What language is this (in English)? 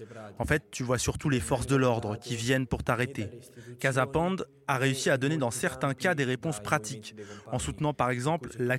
French